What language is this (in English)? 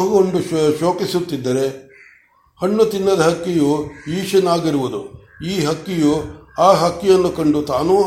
Kannada